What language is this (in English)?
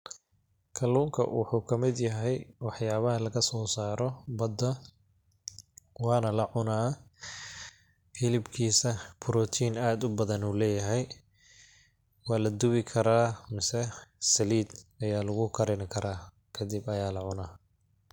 Somali